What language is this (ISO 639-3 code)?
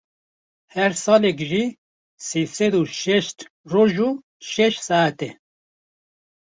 kur